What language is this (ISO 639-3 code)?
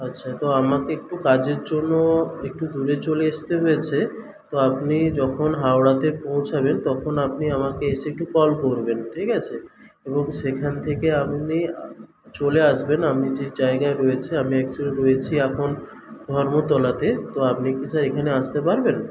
ben